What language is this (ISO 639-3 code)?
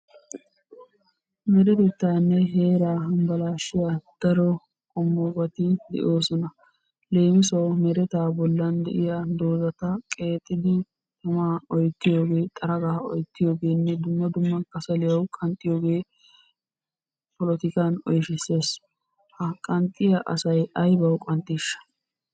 wal